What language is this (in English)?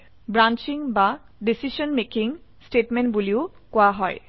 Assamese